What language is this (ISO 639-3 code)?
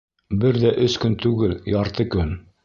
bak